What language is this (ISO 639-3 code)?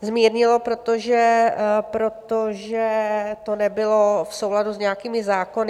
ces